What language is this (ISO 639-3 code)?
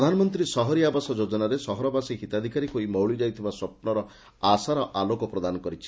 ori